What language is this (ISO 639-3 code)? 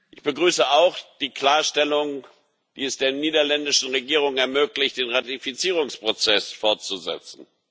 deu